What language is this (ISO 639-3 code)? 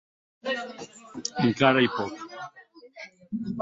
oci